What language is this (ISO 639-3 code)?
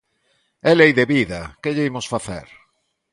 glg